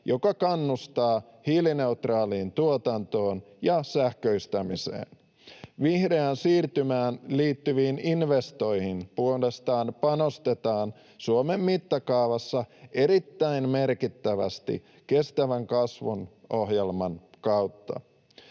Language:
Finnish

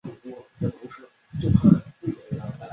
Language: Chinese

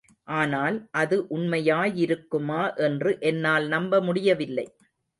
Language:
Tamil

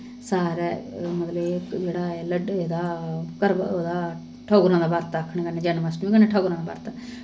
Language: Dogri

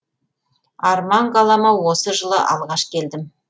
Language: Kazakh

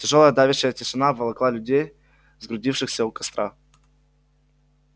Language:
Russian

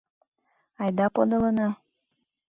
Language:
Mari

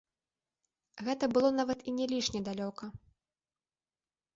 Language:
Belarusian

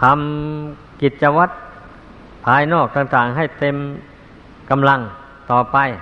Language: Thai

